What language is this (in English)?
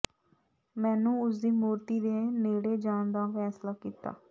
Punjabi